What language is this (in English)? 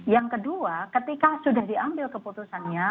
Indonesian